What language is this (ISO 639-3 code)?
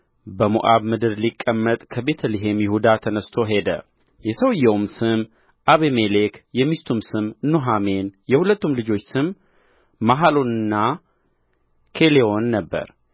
amh